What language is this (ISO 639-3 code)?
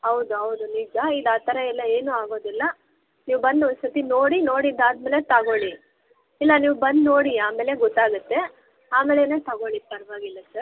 kan